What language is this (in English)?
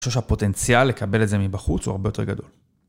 Hebrew